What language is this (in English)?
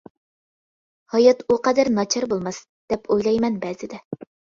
Uyghur